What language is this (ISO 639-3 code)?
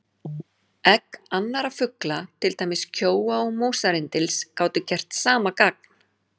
isl